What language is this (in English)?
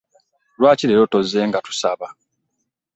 Ganda